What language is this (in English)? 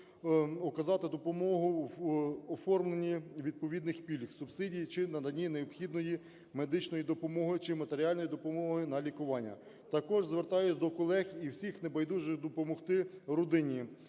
Ukrainian